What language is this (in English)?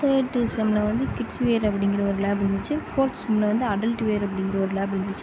Tamil